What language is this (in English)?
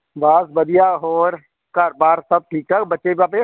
Punjabi